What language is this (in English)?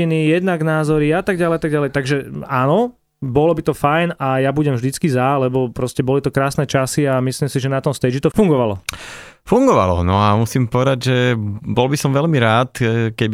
Slovak